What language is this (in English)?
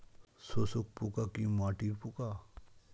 Bangla